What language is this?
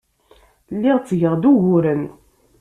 Kabyle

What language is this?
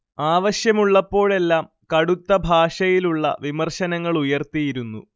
Malayalam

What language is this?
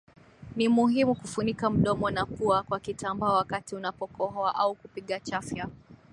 Swahili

